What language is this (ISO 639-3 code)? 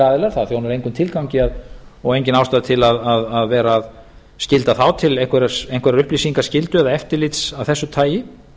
isl